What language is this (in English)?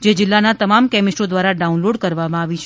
Gujarati